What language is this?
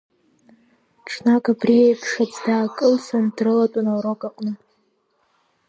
Abkhazian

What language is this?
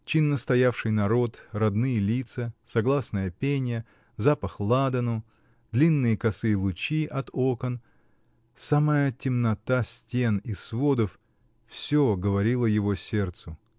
Russian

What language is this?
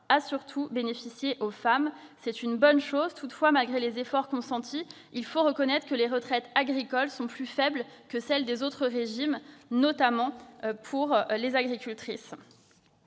French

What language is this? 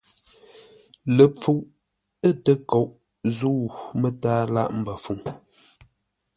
Ngombale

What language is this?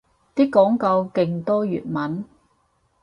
Cantonese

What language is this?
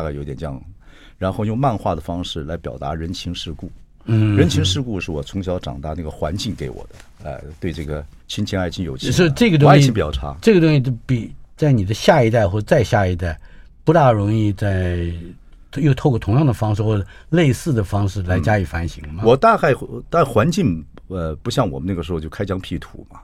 Chinese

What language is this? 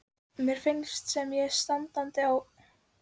Icelandic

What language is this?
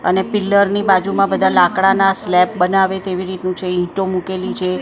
Gujarati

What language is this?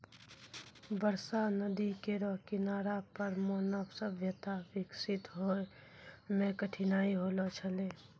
Maithili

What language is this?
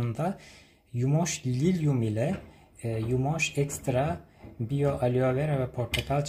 Turkish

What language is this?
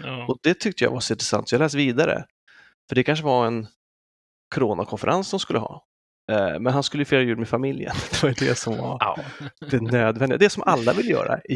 Swedish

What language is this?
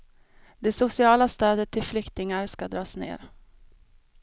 Swedish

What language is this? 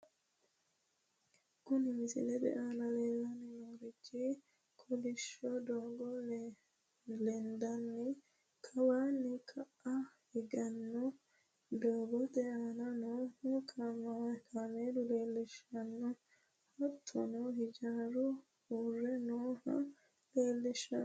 Sidamo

